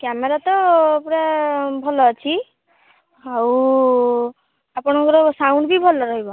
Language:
Odia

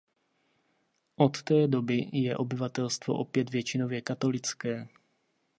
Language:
Czech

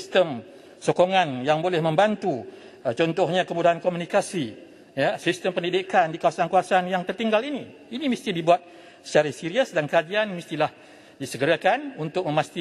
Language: Malay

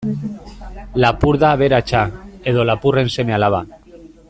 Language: Basque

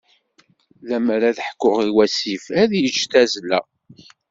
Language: Kabyle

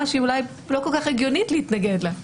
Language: Hebrew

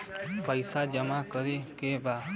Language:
Bhojpuri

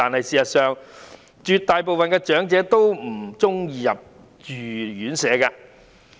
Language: Cantonese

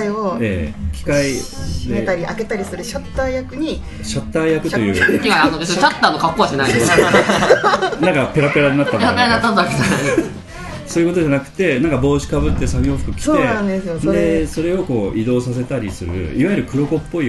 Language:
Japanese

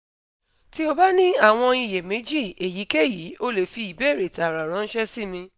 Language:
Yoruba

